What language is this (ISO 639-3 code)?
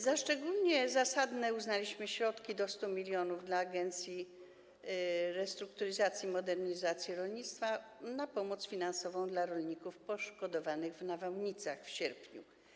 pol